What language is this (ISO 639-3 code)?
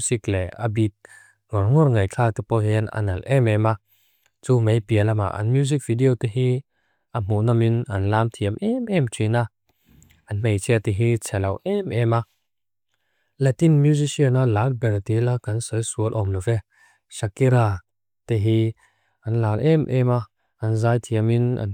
lus